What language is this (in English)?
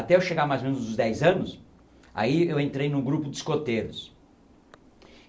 Portuguese